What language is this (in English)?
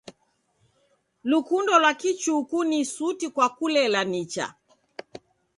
Taita